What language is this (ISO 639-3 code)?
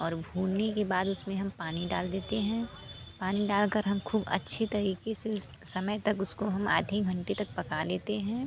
hin